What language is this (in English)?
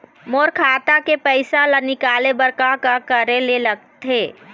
Chhattisgarhi